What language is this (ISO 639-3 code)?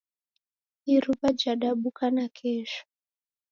dav